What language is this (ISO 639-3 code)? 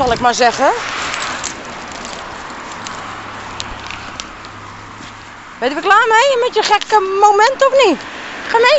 nld